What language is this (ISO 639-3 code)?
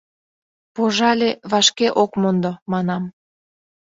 chm